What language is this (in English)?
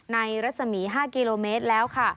Thai